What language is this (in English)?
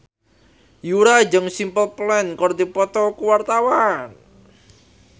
Sundanese